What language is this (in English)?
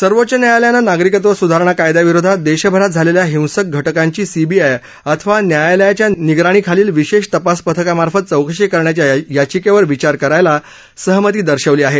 Marathi